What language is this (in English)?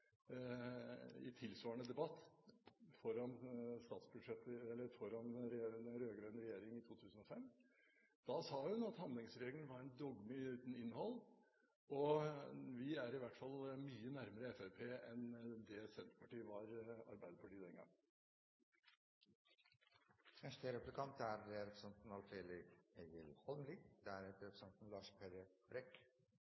Norwegian